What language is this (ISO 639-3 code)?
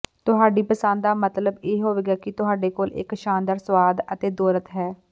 pan